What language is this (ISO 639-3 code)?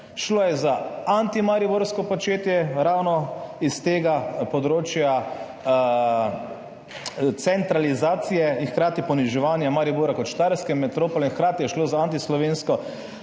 slv